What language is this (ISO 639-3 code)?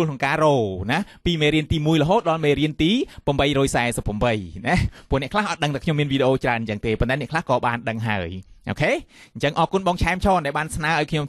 tha